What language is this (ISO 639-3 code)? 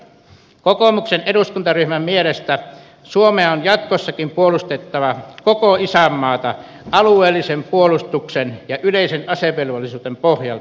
fin